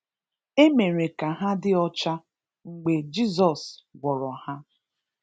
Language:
Igbo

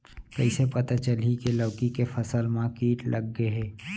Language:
Chhattisgarhi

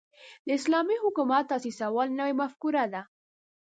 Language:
Pashto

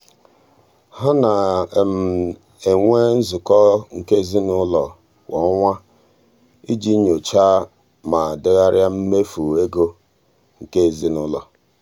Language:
Igbo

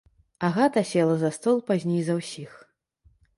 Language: Belarusian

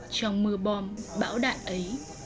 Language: Vietnamese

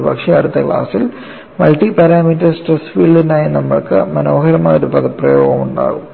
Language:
Malayalam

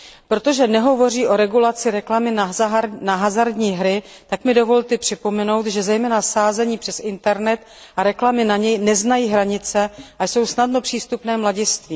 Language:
Czech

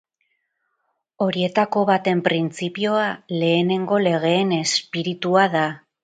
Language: Basque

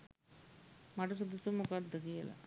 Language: Sinhala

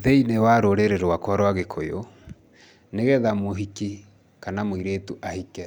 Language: Kikuyu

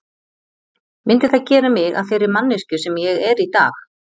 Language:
Icelandic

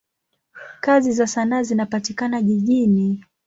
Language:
Swahili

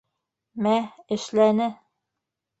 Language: Bashkir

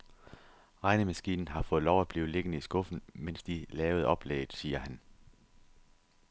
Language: Danish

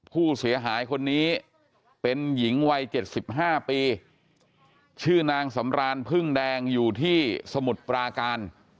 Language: Thai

